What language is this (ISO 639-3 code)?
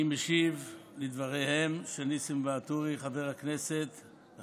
heb